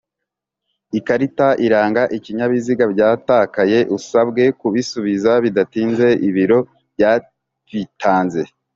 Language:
Kinyarwanda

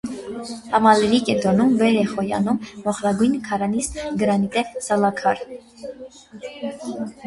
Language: Armenian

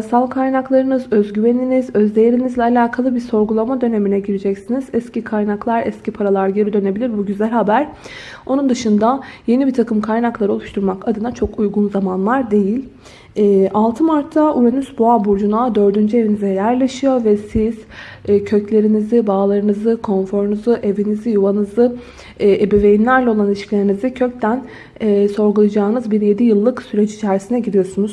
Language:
Turkish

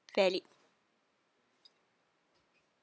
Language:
English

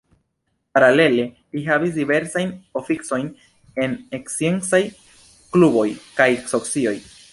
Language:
Esperanto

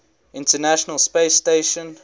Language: English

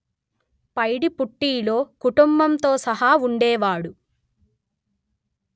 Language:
Telugu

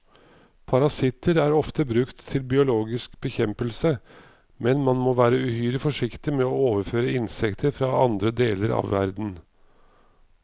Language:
Norwegian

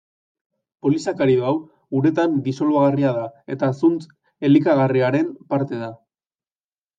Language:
Basque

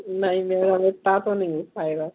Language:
Hindi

